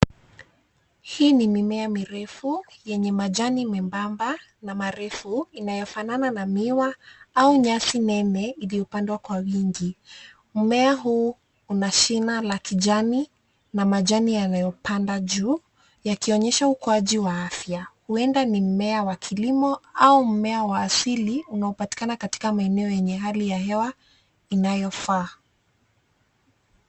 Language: Swahili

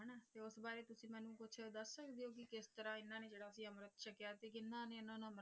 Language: Punjabi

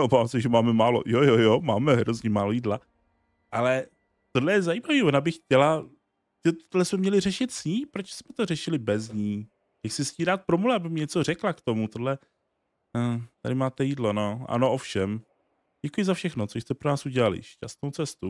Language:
Czech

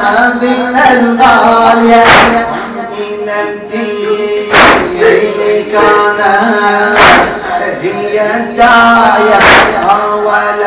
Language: Arabic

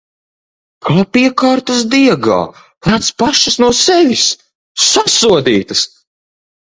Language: Latvian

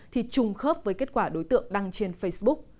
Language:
Vietnamese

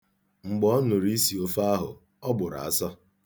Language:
Igbo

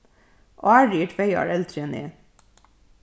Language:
Faroese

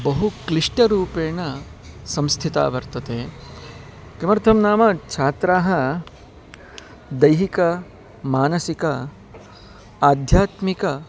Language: Sanskrit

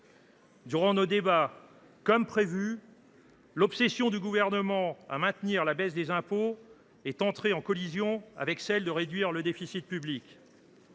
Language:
French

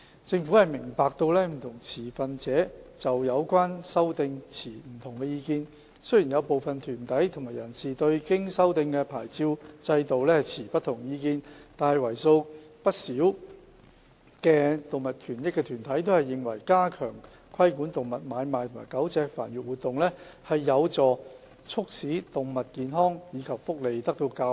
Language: Cantonese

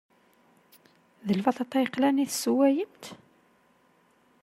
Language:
Kabyle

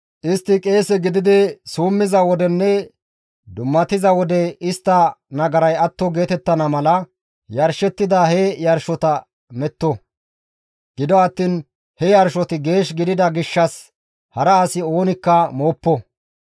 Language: Gamo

